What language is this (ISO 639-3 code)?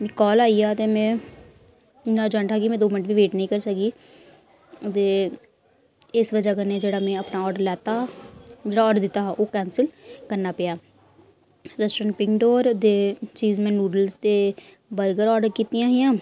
doi